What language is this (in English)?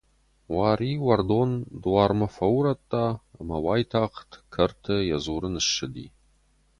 Ossetic